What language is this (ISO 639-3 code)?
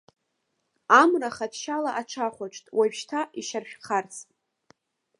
abk